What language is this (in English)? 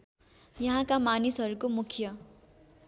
Nepali